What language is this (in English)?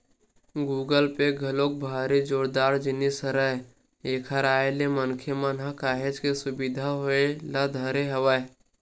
Chhattisgarhi